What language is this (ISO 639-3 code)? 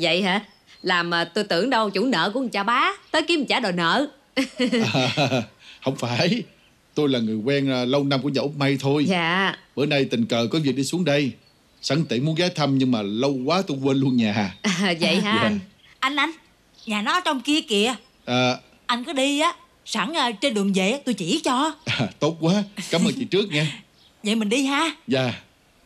vie